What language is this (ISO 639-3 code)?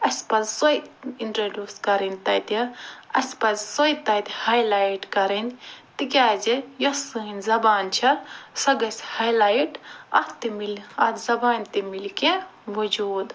kas